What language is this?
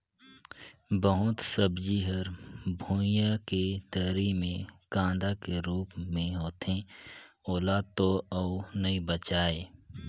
Chhattisgarhi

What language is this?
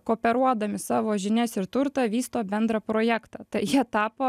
Lithuanian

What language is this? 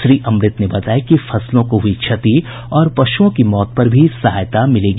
Hindi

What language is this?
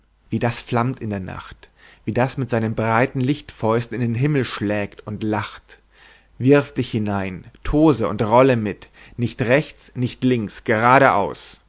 German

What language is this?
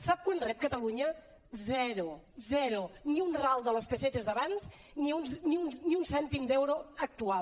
Catalan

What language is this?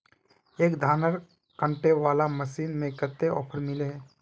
Magahi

